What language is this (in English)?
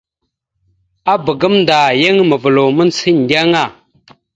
Mada (Cameroon)